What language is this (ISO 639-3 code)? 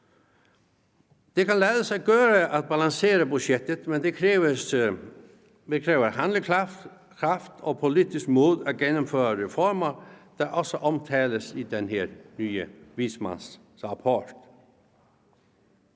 dan